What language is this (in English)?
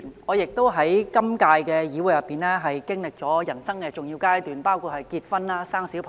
Cantonese